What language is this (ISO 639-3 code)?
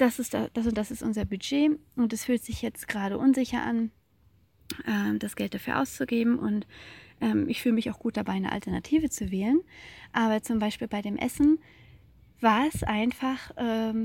deu